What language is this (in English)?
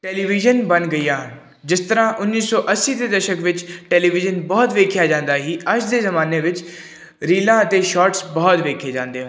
Punjabi